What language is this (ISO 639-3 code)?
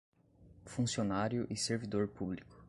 por